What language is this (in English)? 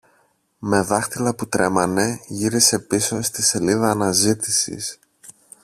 Greek